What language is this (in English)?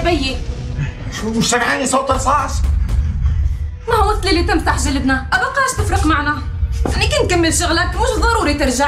Arabic